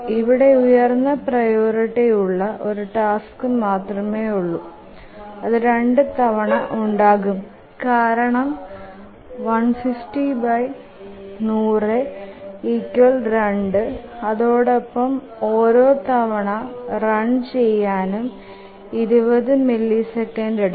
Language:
Malayalam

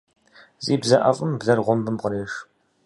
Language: Kabardian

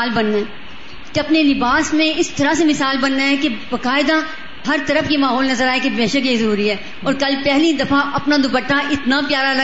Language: Urdu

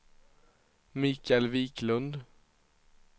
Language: Swedish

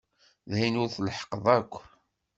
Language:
Kabyle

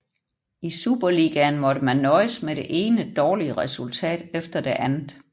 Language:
Danish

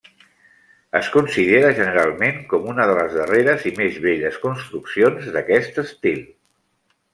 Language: Catalan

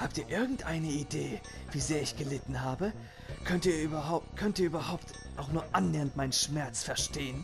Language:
German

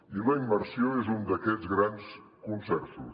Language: Catalan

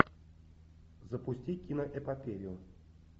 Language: Russian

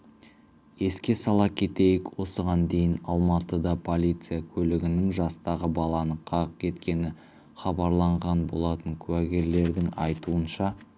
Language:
Kazakh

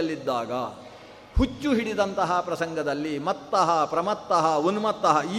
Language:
Kannada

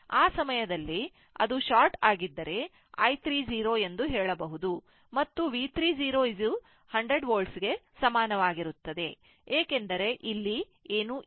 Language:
Kannada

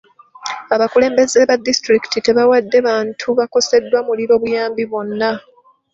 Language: Ganda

